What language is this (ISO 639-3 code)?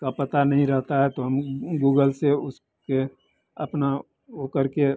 hin